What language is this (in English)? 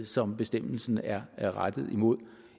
Danish